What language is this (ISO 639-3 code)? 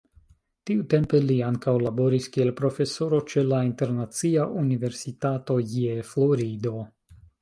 epo